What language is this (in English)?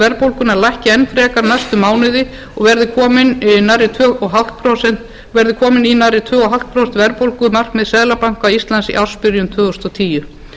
Icelandic